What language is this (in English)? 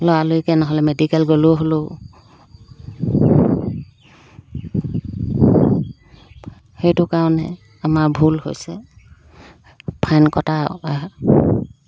Assamese